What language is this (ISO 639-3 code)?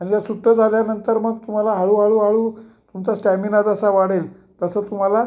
mar